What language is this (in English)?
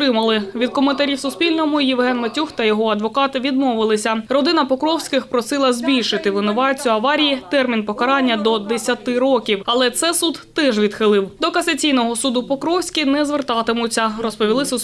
Ukrainian